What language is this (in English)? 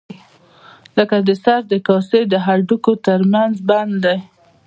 Pashto